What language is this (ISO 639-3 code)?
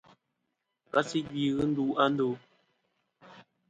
bkm